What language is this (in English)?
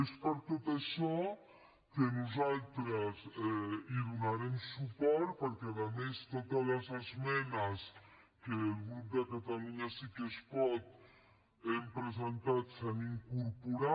Catalan